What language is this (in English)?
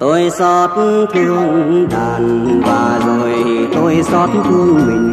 Vietnamese